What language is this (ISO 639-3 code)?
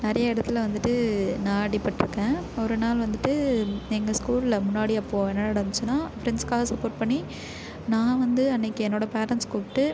tam